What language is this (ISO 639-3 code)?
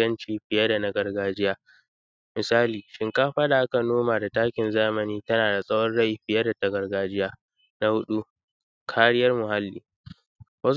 hau